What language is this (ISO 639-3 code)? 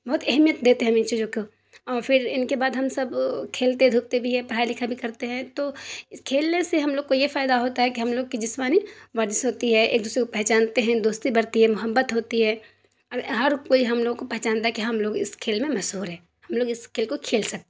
urd